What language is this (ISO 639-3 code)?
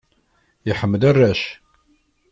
kab